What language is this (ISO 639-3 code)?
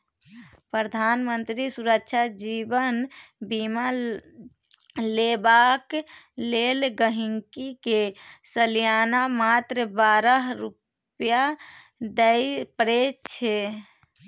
mai